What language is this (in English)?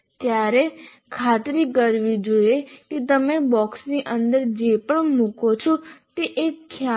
Gujarati